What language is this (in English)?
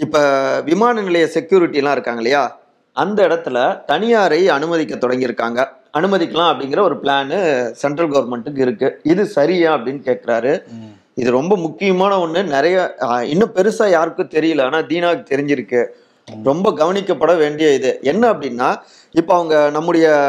Tamil